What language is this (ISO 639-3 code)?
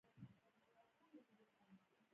pus